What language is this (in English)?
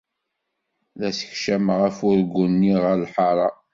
Kabyle